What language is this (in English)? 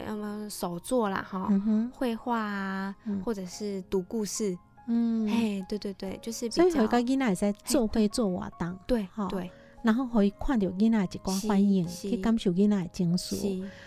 Chinese